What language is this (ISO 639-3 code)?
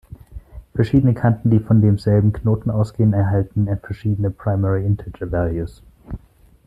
deu